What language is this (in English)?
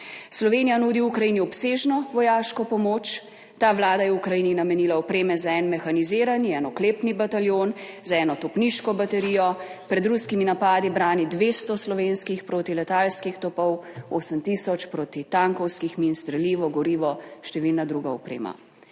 Slovenian